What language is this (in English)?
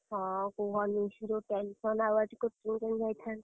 Odia